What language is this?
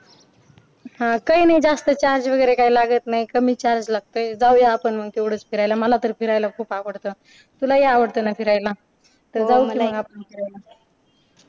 Marathi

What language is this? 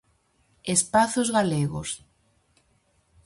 Galician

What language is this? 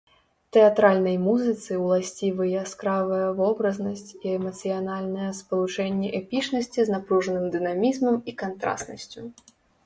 Belarusian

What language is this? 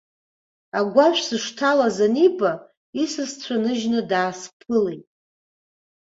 Abkhazian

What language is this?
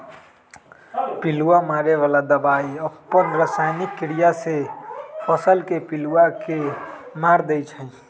Magahi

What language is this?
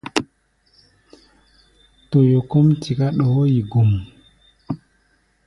Gbaya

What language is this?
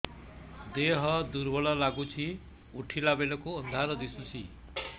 Odia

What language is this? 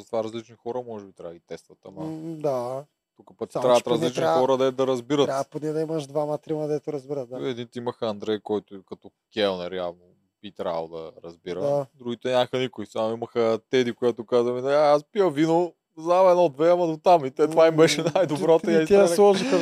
Bulgarian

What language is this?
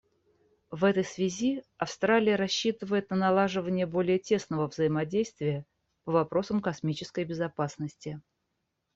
Russian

